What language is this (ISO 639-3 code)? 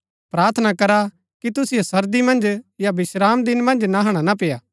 gbk